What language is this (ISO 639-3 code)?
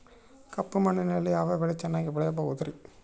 kan